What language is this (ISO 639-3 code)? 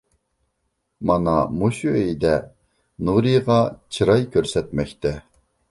uig